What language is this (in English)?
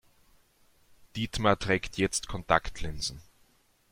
German